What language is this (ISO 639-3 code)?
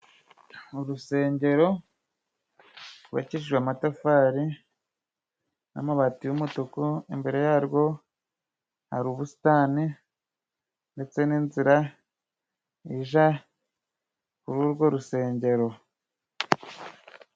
kin